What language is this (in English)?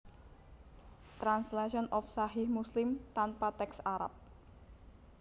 Javanese